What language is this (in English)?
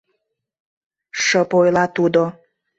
Mari